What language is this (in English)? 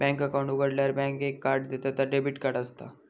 Marathi